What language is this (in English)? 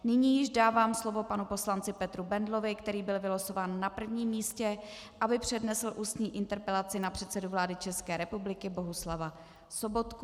Czech